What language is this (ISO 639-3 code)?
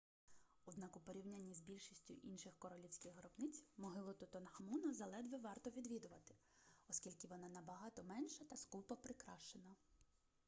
ukr